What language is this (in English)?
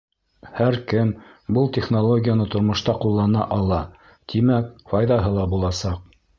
Bashkir